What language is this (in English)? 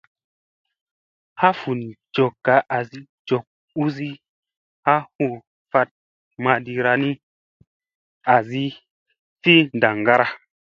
Musey